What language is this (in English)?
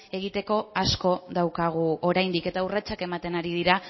Basque